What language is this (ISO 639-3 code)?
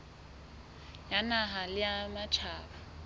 sot